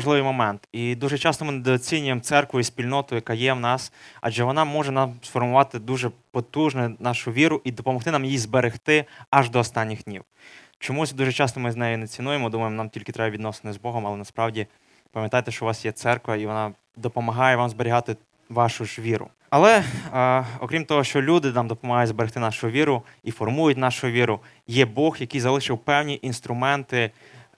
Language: Ukrainian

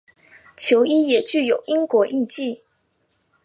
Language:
Chinese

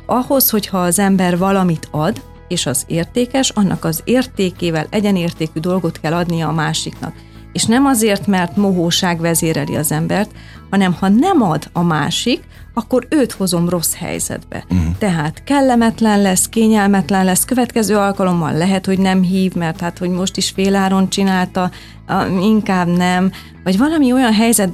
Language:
Hungarian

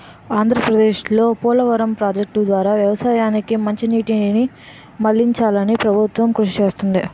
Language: Telugu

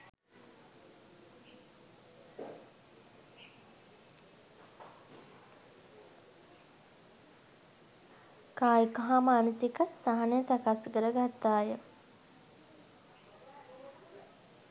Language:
Sinhala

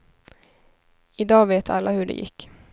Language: Swedish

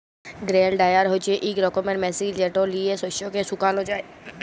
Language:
Bangla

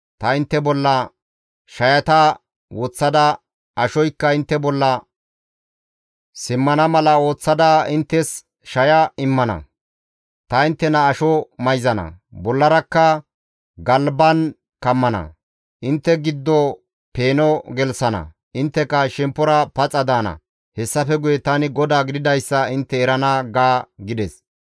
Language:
Gamo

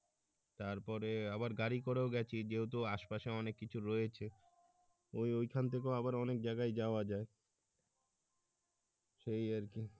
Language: Bangla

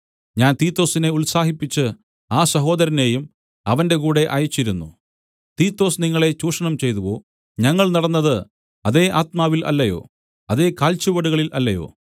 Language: Malayalam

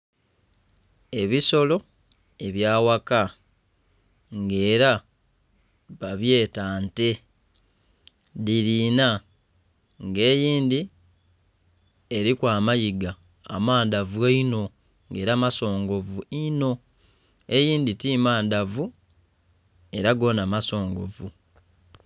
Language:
Soga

